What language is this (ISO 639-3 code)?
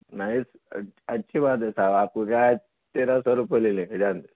urd